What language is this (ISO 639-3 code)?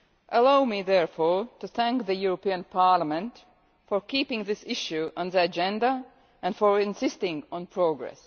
eng